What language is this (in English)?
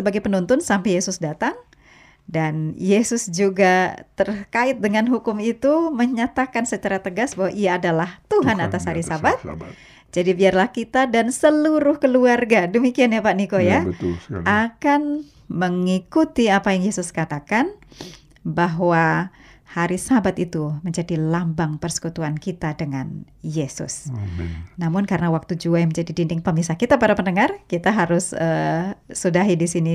Indonesian